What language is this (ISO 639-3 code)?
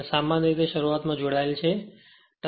guj